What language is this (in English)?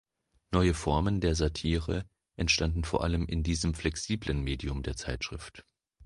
German